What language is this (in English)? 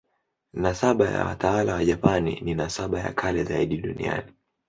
Swahili